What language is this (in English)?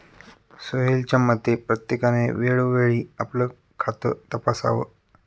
Marathi